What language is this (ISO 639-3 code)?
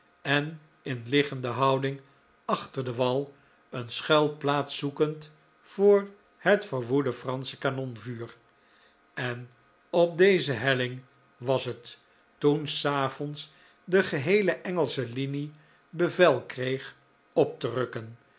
nld